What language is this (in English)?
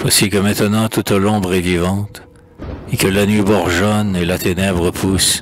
French